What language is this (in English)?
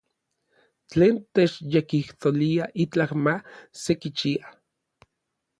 Orizaba Nahuatl